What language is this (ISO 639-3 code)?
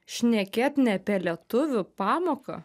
lit